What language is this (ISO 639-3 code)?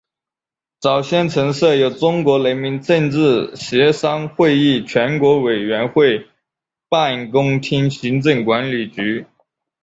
zho